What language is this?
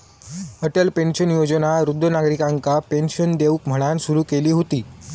Marathi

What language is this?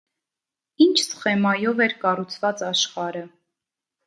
Armenian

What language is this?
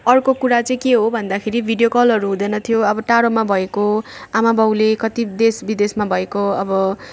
Nepali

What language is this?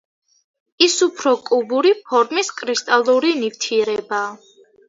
Georgian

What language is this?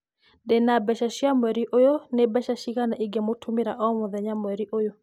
Kikuyu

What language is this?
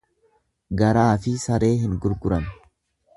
Oromo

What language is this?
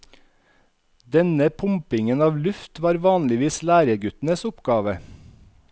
Norwegian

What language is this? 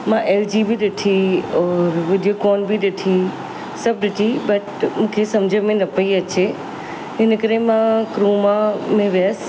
Sindhi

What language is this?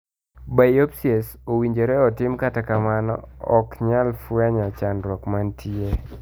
Luo (Kenya and Tanzania)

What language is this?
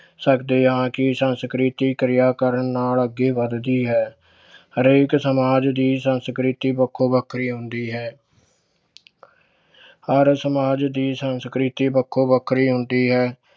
Punjabi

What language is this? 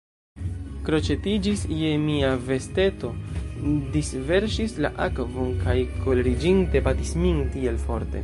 Esperanto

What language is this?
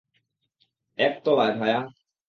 Bangla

